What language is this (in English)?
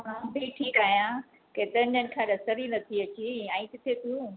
Sindhi